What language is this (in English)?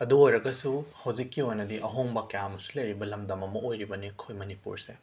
Manipuri